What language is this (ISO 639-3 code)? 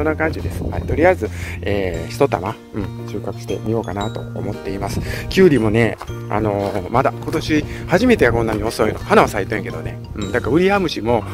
jpn